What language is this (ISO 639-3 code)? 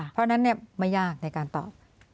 tha